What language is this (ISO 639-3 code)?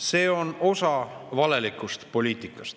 est